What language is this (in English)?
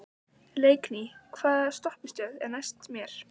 Icelandic